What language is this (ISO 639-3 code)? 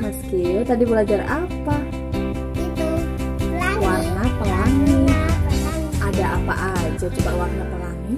ind